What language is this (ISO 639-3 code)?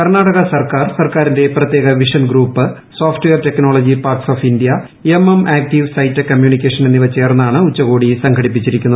mal